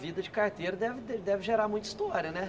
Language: Portuguese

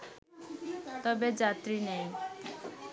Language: Bangla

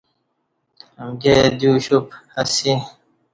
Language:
Kati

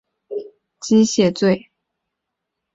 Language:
Chinese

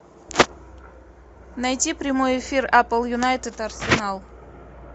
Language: Russian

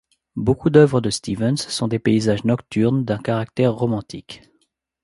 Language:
French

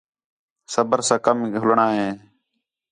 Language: Khetrani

